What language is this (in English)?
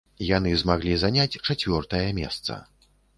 Belarusian